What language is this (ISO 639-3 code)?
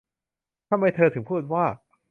tha